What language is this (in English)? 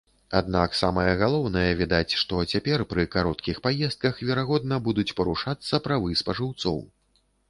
Belarusian